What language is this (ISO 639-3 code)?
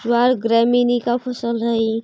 mag